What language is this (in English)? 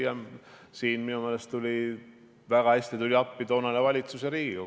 Estonian